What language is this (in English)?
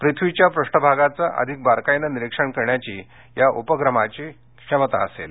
Marathi